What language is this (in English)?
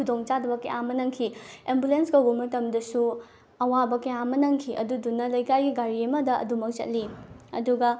Manipuri